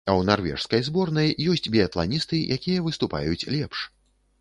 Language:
Belarusian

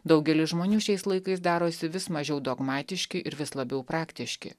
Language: Lithuanian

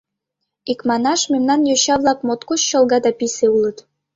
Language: Mari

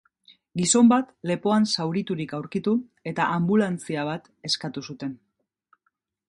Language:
Basque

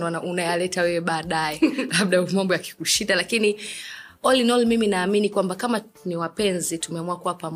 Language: Swahili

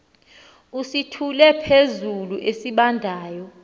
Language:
Xhosa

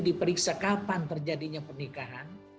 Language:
Indonesian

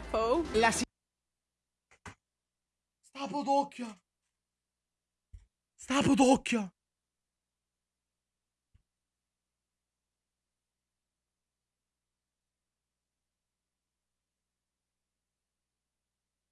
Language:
Italian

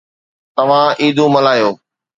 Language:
Sindhi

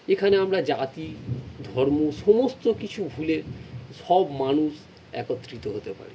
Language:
Bangla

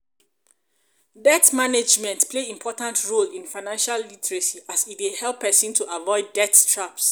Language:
Nigerian Pidgin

